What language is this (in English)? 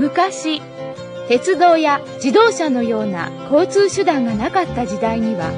Japanese